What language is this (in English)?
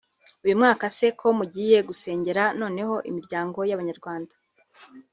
Kinyarwanda